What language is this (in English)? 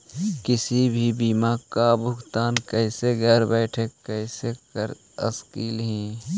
Magahi